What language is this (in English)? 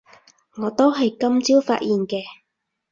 Cantonese